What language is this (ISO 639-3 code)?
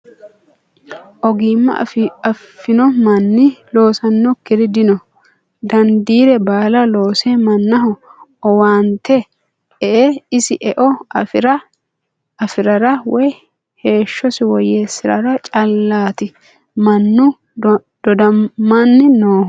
sid